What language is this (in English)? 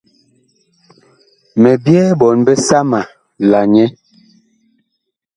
Bakoko